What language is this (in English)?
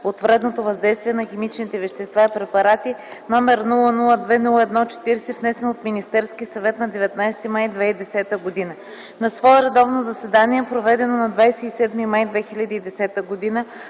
Bulgarian